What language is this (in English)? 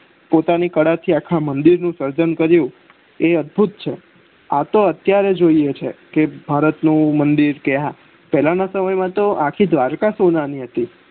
Gujarati